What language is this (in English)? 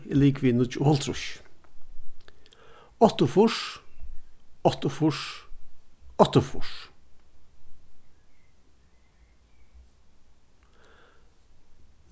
Faroese